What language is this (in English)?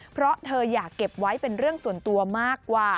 Thai